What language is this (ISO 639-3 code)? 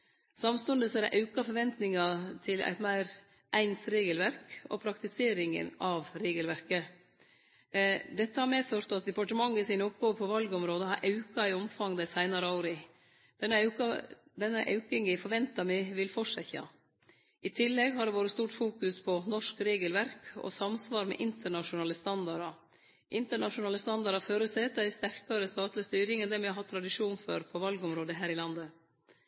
nno